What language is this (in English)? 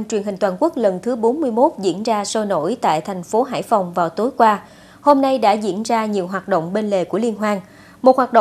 Vietnamese